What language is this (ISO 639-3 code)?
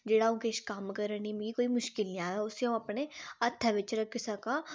doi